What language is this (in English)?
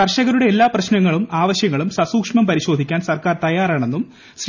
Malayalam